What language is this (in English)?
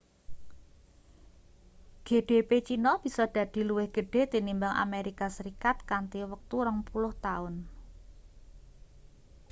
Javanese